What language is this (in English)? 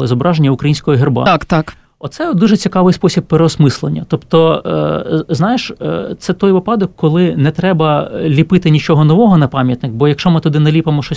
Ukrainian